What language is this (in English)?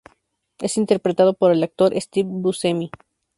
Spanish